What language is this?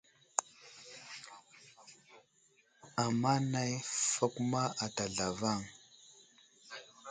Wuzlam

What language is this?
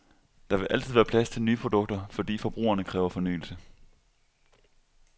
Danish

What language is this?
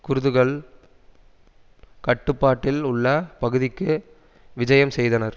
Tamil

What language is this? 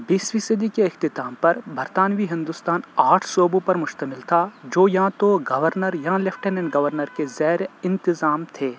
Urdu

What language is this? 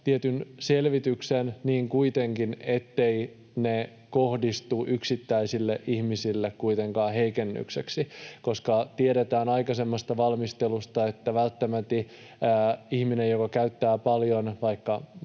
Finnish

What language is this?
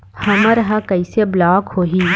Chhattisgarhi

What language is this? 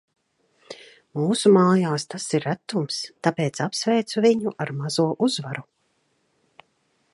Latvian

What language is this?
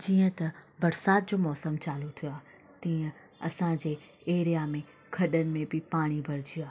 Sindhi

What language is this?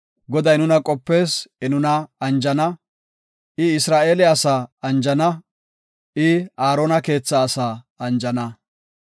Gofa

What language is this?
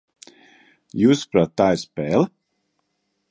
Latvian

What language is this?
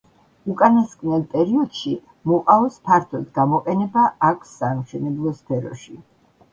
Georgian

